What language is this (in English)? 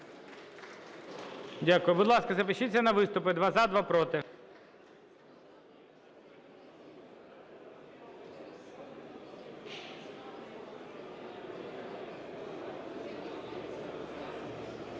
Ukrainian